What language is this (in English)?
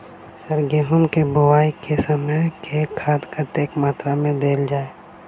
Maithili